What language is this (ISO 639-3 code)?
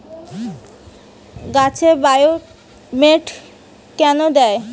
ben